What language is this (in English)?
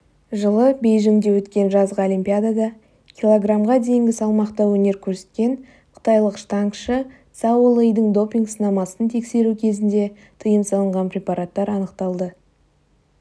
Kazakh